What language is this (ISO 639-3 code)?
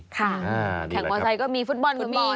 tha